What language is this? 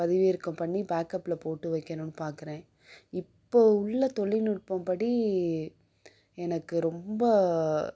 Tamil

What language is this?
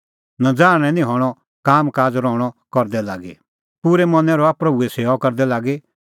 Kullu Pahari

